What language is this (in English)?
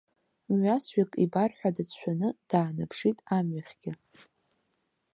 Abkhazian